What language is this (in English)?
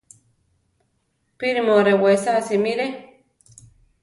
Central Tarahumara